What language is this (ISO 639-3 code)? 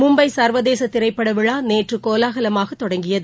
tam